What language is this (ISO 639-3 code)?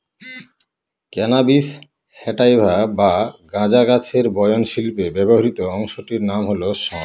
ben